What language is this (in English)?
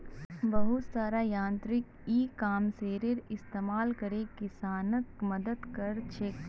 Magahi